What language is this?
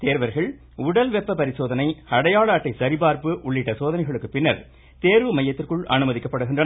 Tamil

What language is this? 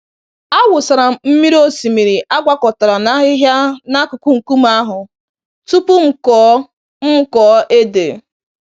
Igbo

